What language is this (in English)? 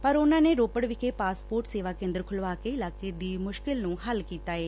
Punjabi